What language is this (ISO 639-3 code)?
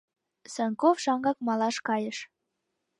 chm